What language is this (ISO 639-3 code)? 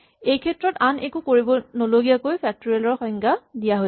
asm